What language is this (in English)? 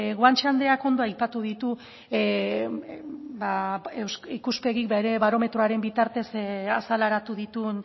Basque